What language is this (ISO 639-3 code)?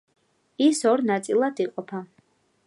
kat